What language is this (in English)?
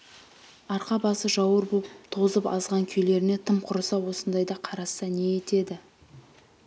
Kazakh